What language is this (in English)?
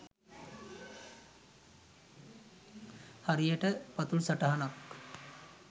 Sinhala